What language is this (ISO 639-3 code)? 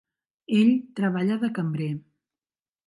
cat